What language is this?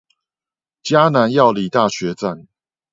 Chinese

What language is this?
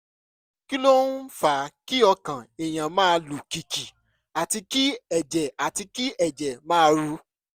Yoruba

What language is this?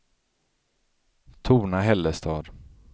Swedish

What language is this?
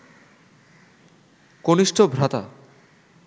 Bangla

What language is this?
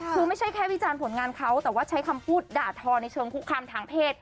Thai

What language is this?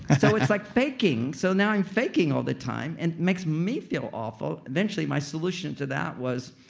English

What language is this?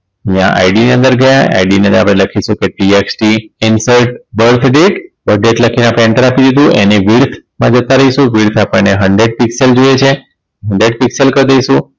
Gujarati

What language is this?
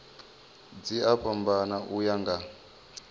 Venda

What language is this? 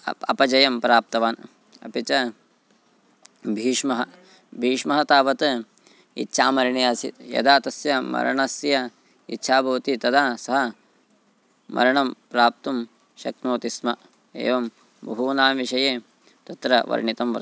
Sanskrit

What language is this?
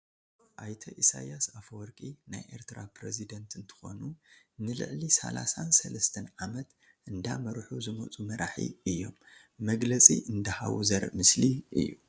Tigrinya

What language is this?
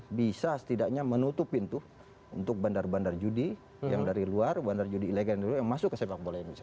Indonesian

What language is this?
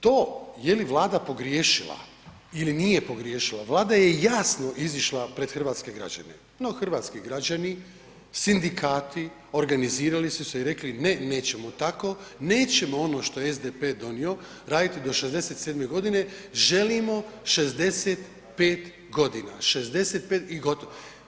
Croatian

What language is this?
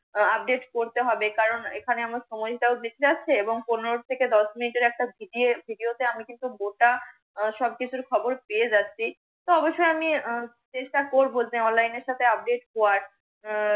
Bangla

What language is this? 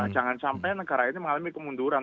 Indonesian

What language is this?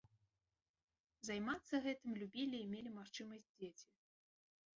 Belarusian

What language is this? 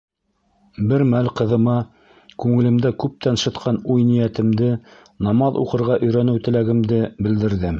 Bashkir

